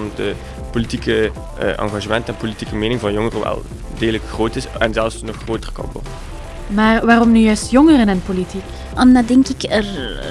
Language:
Dutch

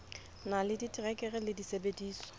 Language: Southern Sotho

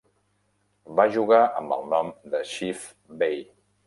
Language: Catalan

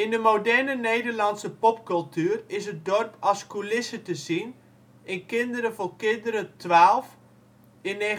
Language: Dutch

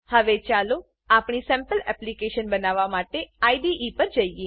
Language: Gujarati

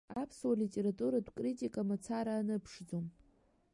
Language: Abkhazian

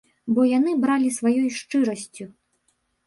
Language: Belarusian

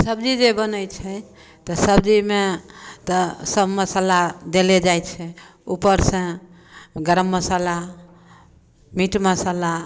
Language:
Maithili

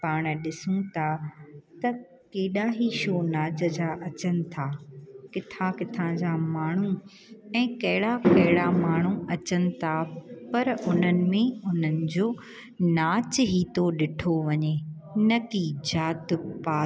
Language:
Sindhi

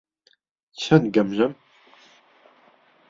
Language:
Central Kurdish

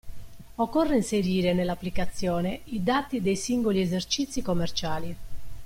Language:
Italian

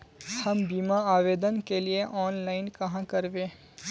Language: Magahi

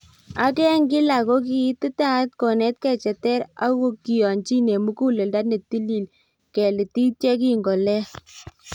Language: Kalenjin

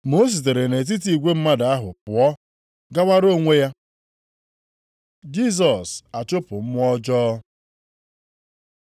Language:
Igbo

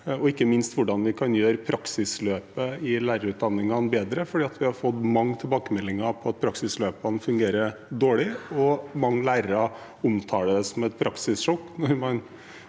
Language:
Norwegian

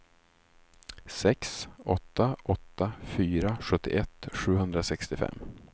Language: Swedish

